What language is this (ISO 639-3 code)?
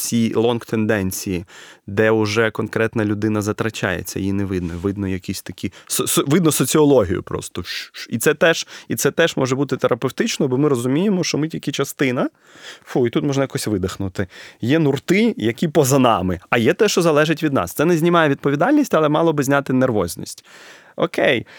ukr